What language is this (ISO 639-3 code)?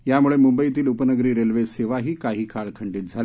mar